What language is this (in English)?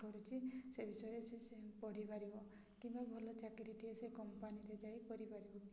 Odia